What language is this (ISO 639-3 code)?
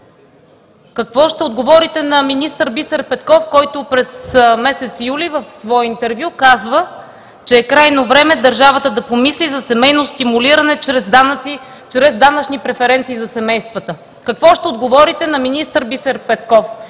bul